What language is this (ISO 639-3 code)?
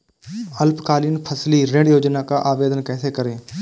hin